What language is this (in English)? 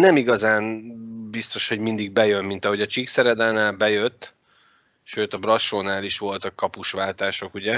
Hungarian